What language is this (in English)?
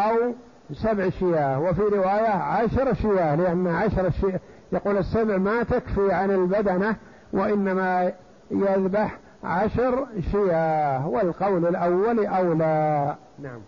Arabic